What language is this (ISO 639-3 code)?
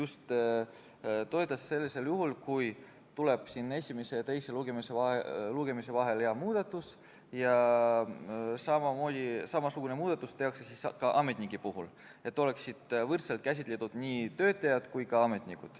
est